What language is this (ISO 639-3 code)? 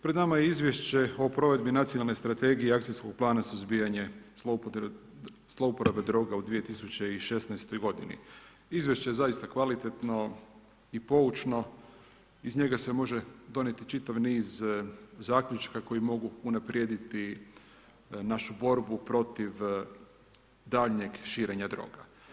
hrv